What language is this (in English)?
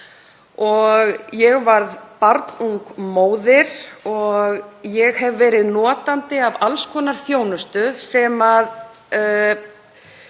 Icelandic